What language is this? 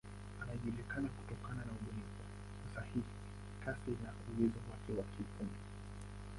Swahili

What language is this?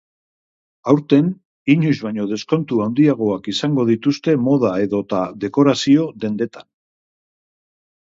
Basque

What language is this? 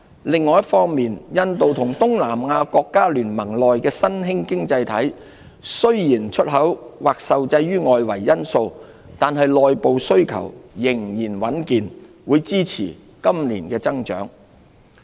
Cantonese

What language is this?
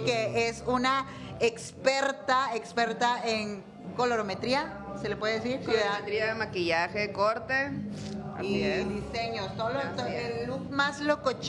Spanish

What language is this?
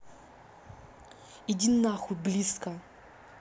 Russian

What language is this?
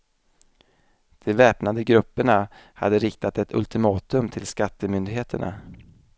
Swedish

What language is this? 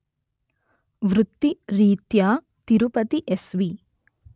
Telugu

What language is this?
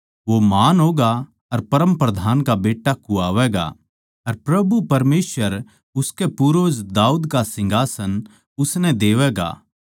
Haryanvi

